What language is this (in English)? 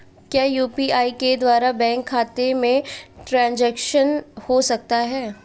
Hindi